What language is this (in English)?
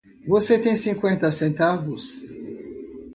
Portuguese